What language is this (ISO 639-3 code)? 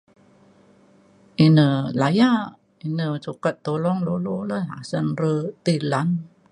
xkl